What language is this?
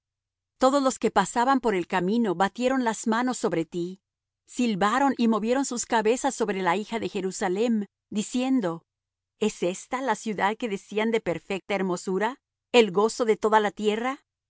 Spanish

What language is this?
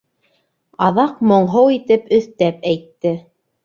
Bashkir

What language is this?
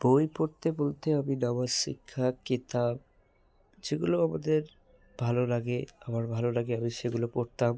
Bangla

